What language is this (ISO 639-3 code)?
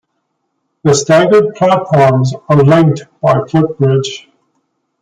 eng